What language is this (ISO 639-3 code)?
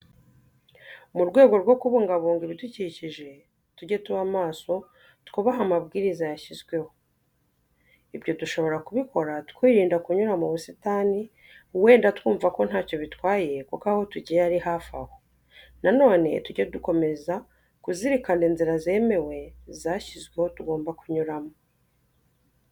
kin